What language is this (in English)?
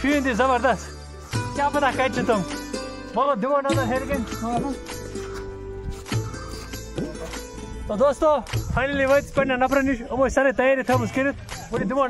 Arabic